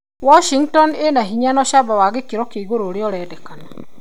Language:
Kikuyu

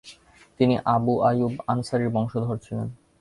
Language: Bangla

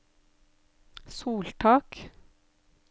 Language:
Norwegian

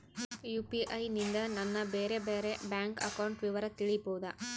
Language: Kannada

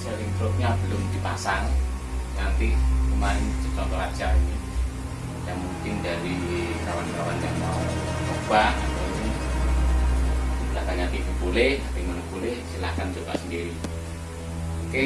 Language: Indonesian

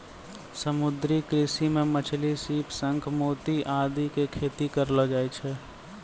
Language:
Maithili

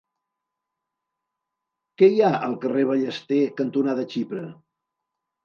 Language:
Catalan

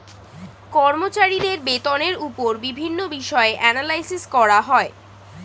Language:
Bangla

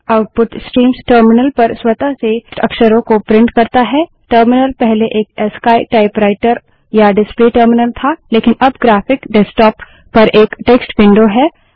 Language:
Hindi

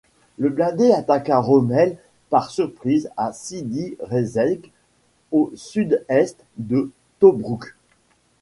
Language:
French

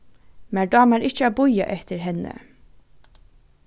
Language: Faroese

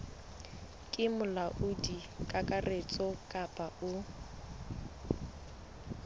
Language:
Southern Sotho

